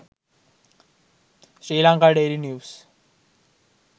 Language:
Sinhala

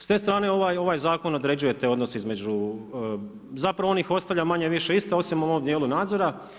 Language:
Croatian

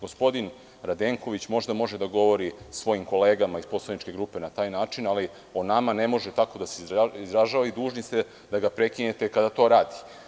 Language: Serbian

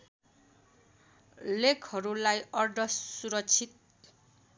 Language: Nepali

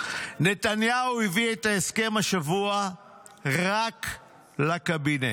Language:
Hebrew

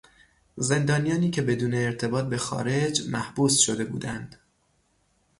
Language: Persian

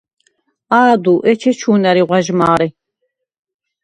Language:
Svan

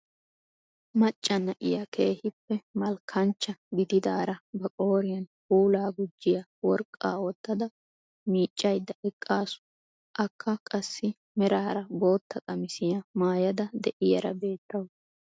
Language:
Wolaytta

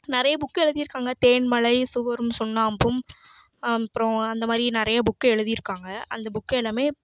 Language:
Tamil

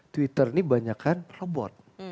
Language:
Indonesian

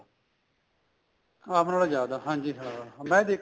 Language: Punjabi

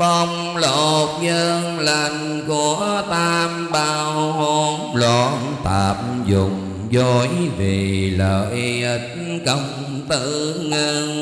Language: Vietnamese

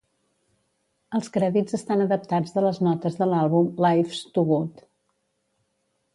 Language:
Catalan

